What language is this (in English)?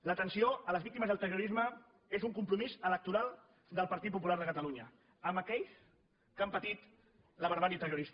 Catalan